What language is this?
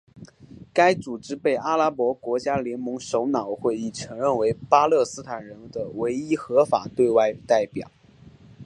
Chinese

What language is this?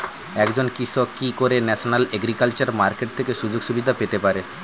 Bangla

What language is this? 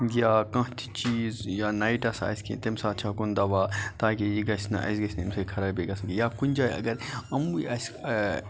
Kashmiri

